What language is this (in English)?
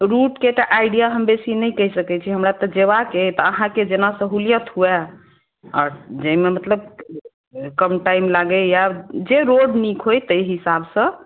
Maithili